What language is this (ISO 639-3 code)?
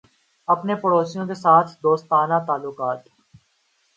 urd